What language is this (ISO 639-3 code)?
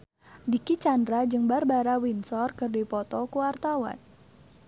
sun